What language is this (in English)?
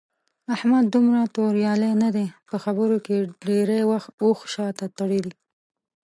Pashto